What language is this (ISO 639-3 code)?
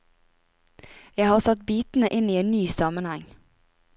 nor